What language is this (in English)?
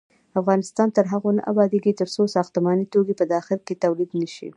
Pashto